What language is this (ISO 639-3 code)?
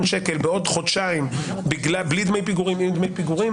heb